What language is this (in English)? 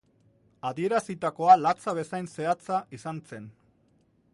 Basque